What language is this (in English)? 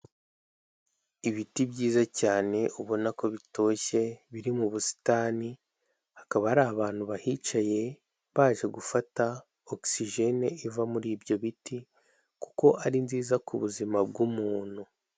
Kinyarwanda